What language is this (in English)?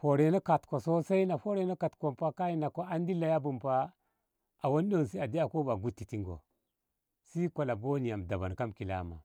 Ngamo